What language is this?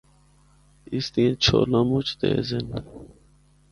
Northern Hindko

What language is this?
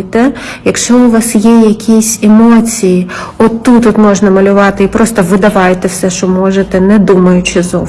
Ukrainian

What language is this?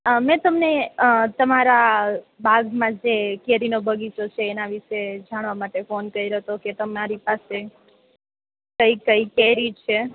Gujarati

